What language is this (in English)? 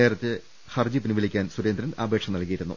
Malayalam